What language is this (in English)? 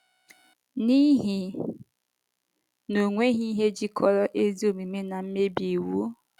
Igbo